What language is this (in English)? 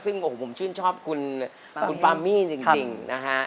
Thai